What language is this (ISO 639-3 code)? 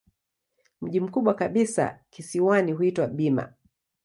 swa